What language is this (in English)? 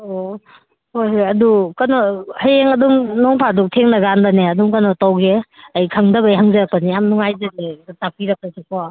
Manipuri